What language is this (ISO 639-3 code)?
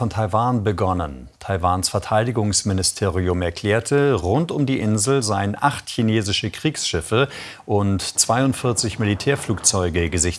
deu